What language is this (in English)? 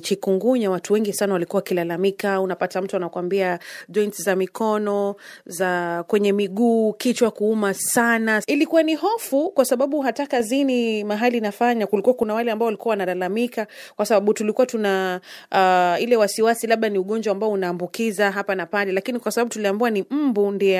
Swahili